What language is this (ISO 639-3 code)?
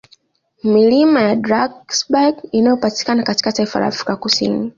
swa